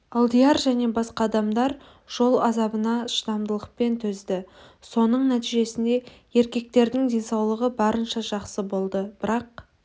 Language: Kazakh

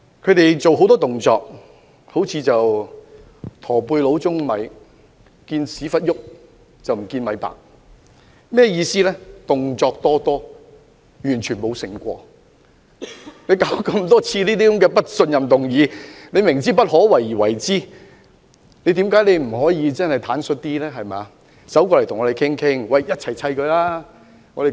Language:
Cantonese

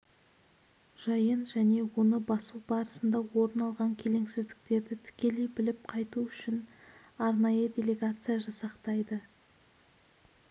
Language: Kazakh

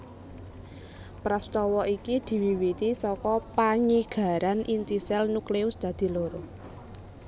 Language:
Javanese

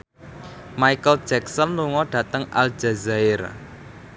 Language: Javanese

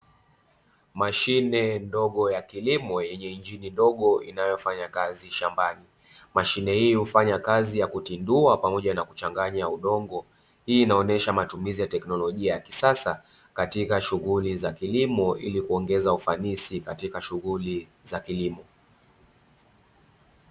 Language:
Swahili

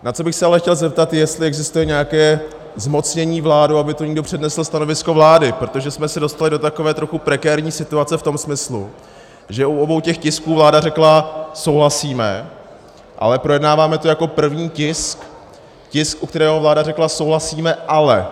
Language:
Czech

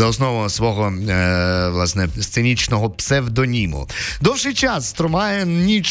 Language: Ukrainian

